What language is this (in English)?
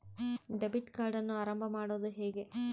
Kannada